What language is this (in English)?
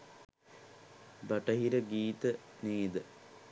Sinhala